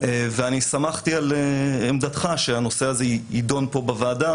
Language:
Hebrew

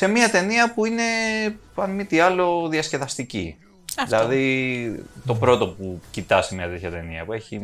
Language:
Greek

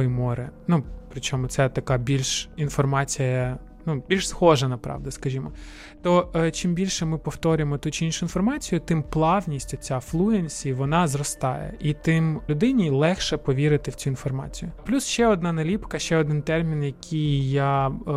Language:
Ukrainian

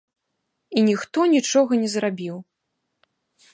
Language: Belarusian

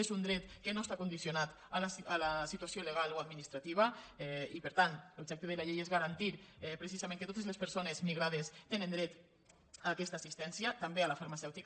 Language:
Catalan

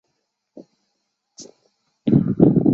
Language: Chinese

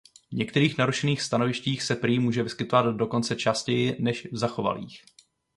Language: Czech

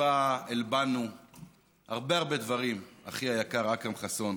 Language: Hebrew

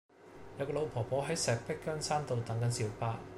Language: Cantonese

